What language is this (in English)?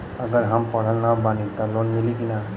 Bhojpuri